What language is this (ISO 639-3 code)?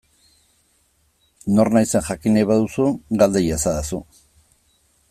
eus